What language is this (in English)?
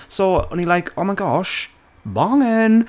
Welsh